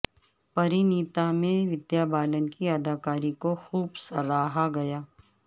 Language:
Urdu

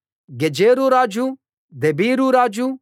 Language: Telugu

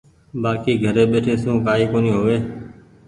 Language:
Goaria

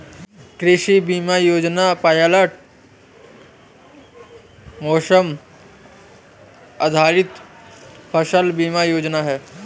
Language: Hindi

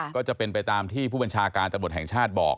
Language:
Thai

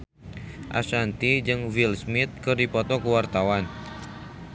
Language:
Sundanese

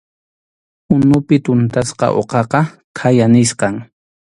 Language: Arequipa-La Unión Quechua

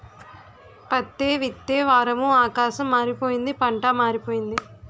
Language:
Telugu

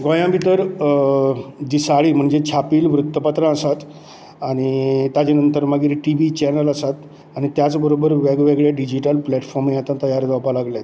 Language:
Konkani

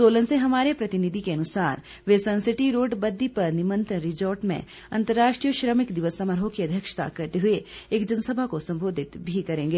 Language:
Hindi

